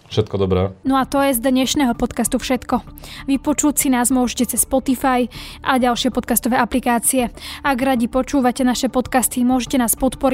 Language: Slovak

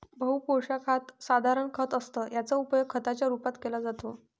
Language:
Marathi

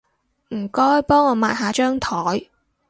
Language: Cantonese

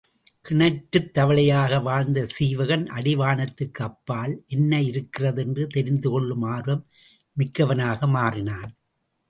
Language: Tamil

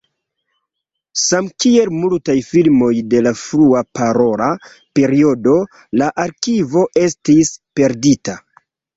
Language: Esperanto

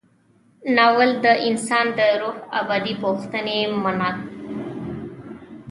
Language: Pashto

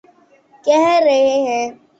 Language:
Urdu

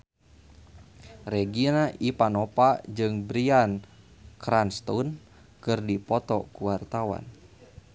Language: Sundanese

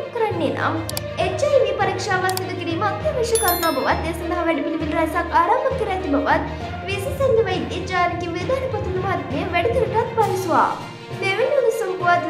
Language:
Turkish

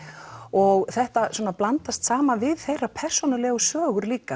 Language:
Icelandic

